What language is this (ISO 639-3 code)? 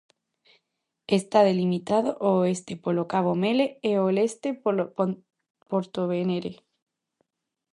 glg